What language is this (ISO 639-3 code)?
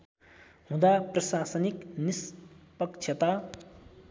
nep